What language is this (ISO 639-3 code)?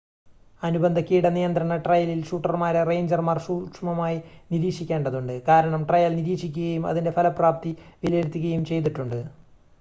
mal